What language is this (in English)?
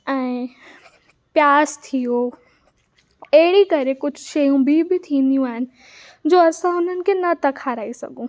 Sindhi